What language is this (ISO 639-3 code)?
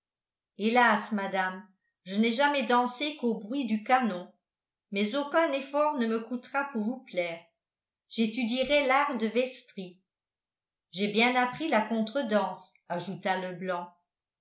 fra